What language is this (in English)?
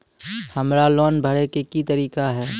Maithili